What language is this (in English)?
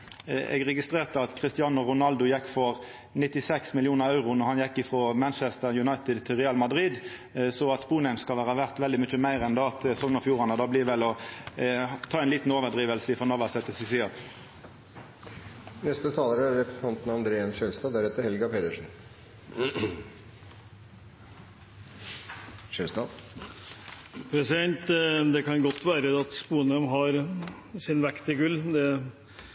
Norwegian